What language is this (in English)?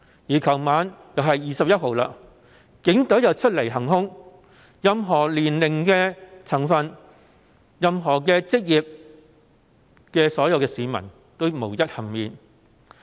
Cantonese